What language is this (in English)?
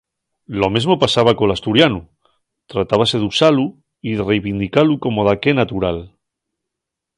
Asturian